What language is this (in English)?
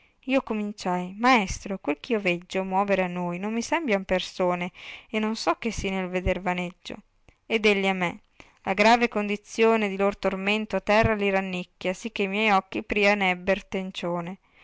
Italian